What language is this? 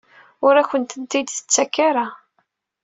Kabyle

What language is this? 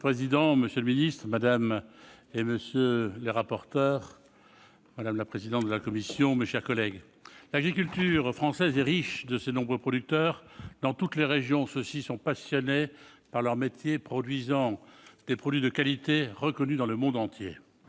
French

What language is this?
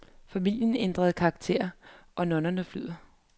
Danish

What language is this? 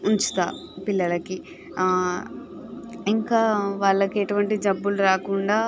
Telugu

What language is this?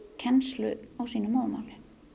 Icelandic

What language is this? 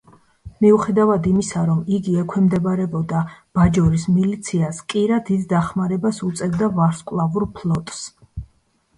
Georgian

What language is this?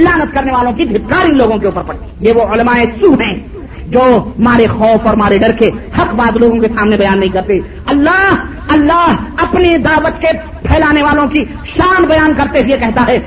Urdu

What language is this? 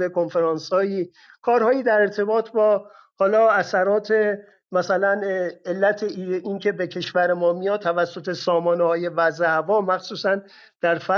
Persian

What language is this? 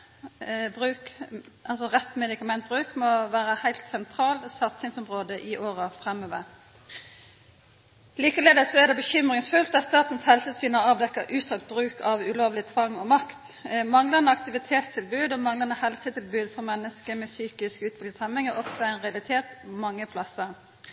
Norwegian Nynorsk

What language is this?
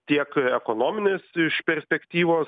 Lithuanian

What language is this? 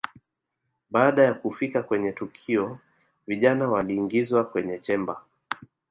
Swahili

